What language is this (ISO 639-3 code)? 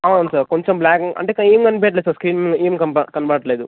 tel